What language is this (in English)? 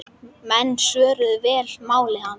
Icelandic